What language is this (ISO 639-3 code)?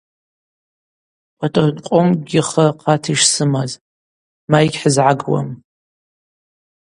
abq